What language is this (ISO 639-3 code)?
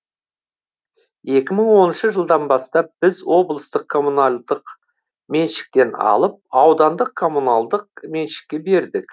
kaz